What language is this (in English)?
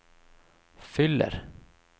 Swedish